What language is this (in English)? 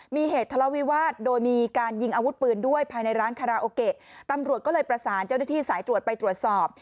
Thai